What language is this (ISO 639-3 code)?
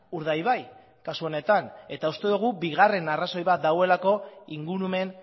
eus